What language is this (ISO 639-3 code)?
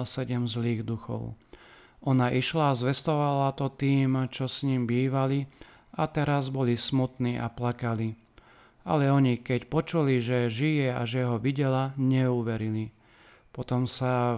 slk